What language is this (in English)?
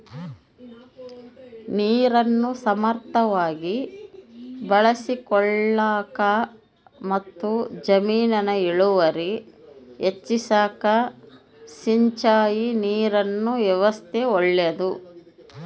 Kannada